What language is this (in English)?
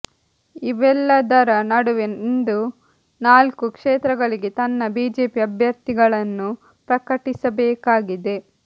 Kannada